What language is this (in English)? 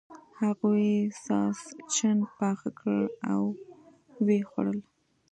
Pashto